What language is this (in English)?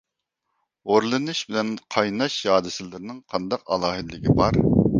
Uyghur